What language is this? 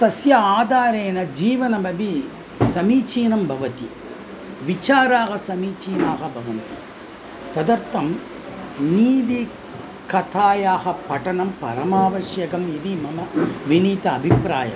Sanskrit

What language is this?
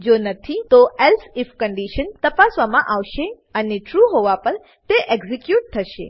Gujarati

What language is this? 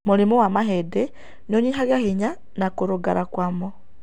Kikuyu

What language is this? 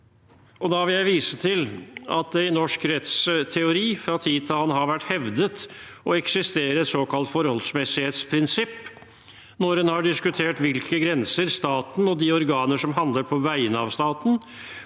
Norwegian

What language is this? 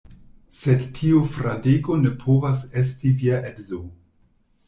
Esperanto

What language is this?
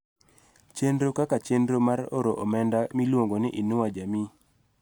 Luo (Kenya and Tanzania)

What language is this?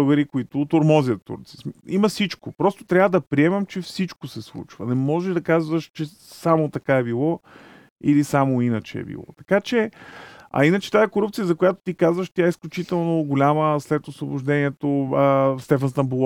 Bulgarian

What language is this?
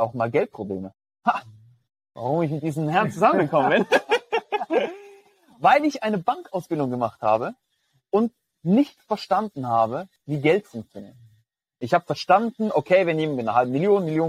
German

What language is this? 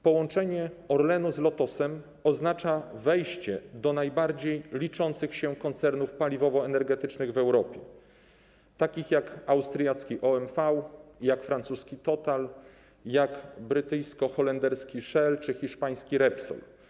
Polish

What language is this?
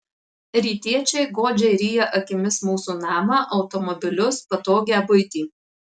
Lithuanian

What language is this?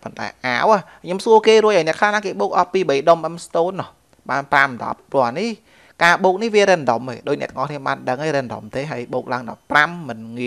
Vietnamese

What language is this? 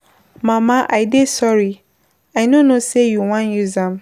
Nigerian Pidgin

